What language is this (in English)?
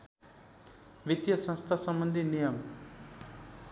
Nepali